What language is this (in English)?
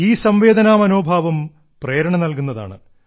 Malayalam